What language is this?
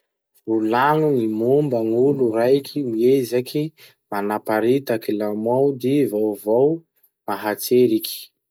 Masikoro Malagasy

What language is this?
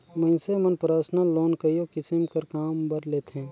Chhattisgarhi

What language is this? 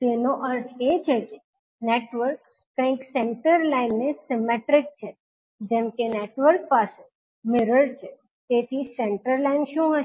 Gujarati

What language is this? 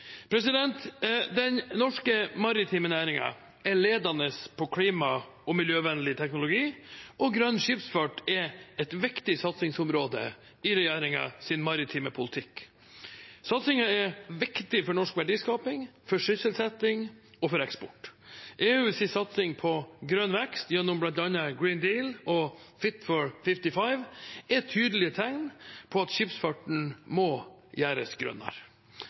Norwegian Bokmål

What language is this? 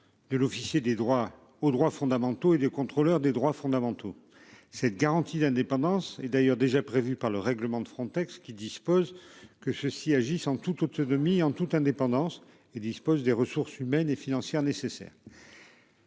French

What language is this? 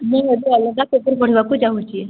Odia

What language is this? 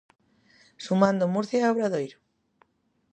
Galician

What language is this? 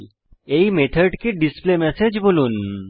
Bangla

